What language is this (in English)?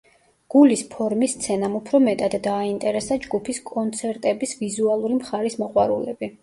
Georgian